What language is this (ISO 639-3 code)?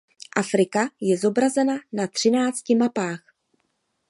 ces